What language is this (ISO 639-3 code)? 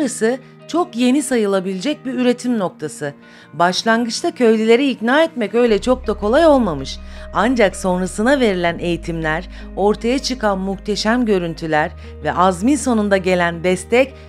tur